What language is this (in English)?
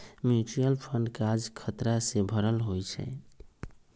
Magahi